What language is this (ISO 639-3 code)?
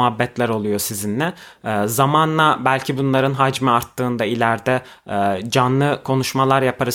tur